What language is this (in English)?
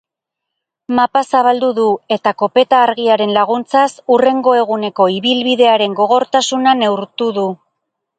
Basque